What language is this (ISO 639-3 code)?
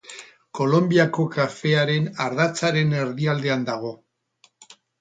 eus